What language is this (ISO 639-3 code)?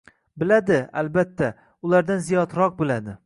uzb